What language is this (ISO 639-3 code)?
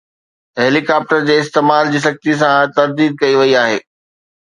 snd